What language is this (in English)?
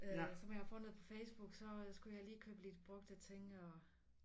Danish